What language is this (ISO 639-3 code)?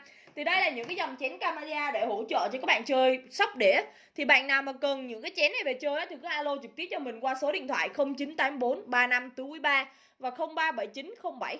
vie